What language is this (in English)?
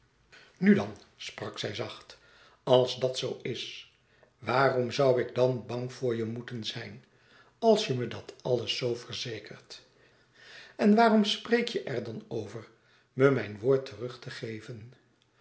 Dutch